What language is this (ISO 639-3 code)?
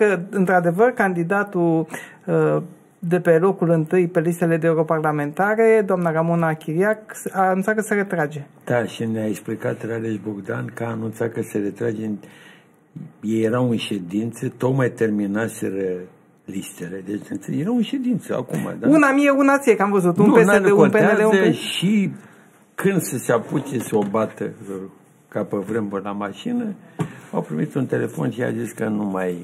ron